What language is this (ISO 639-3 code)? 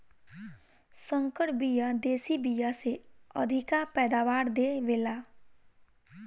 bho